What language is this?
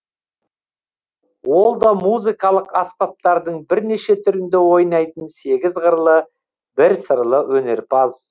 Kazakh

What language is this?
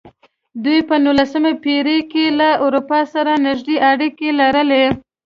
Pashto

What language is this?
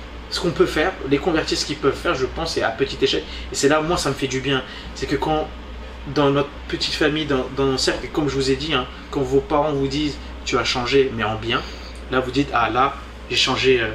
French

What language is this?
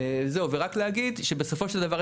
Hebrew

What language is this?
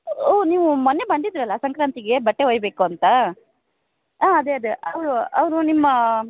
Kannada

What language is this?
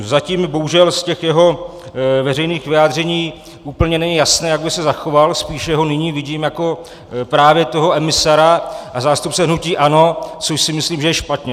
Czech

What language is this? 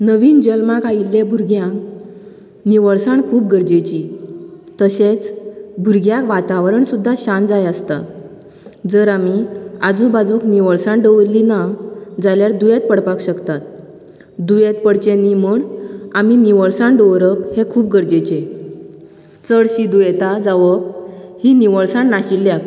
Konkani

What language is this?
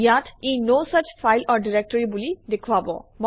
Assamese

